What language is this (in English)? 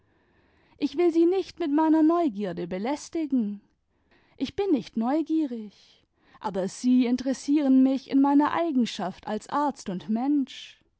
German